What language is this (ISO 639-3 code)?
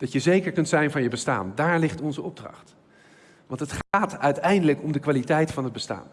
nld